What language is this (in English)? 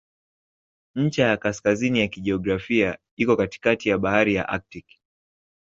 Swahili